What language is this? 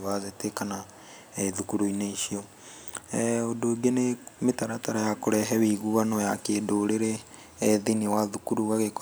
Kikuyu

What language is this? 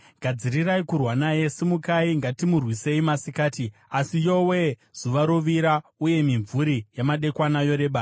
Shona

